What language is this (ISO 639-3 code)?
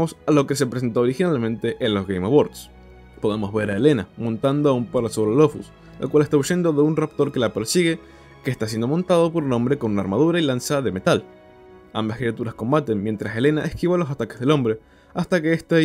spa